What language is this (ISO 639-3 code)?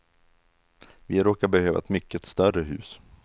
swe